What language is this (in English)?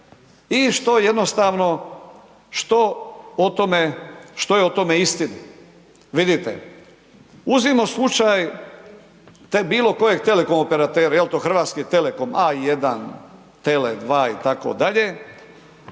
Croatian